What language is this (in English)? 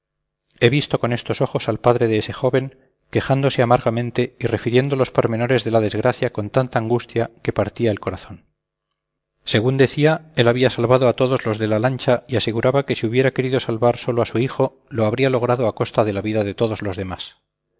Spanish